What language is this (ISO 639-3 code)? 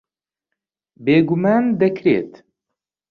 ckb